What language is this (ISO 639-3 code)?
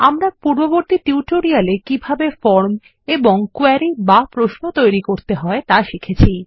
ben